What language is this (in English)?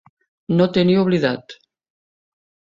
Catalan